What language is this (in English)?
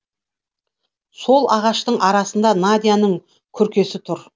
Kazakh